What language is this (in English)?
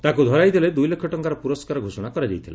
Odia